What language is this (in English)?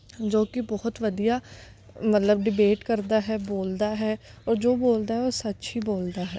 Punjabi